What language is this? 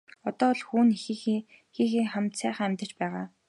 Mongolian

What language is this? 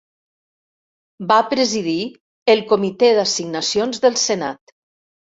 Catalan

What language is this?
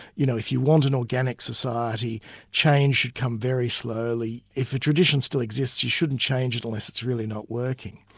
English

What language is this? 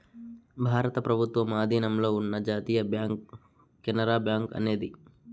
Telugu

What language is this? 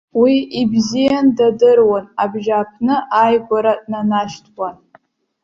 Abkhazian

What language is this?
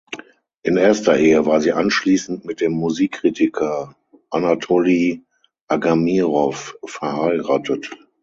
German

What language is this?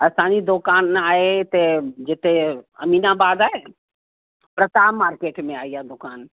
Sindhi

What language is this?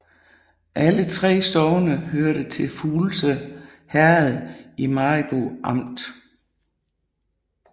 Danish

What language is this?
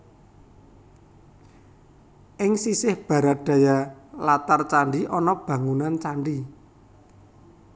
Javanese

